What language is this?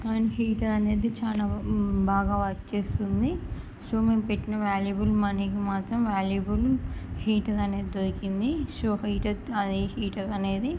Telugu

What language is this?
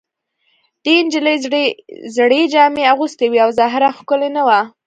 Pashto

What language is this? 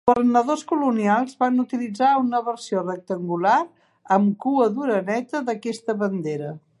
Catalan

